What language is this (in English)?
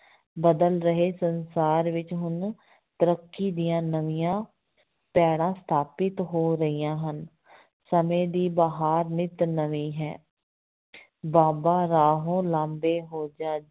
Punjabi